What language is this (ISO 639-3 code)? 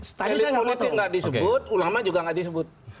ind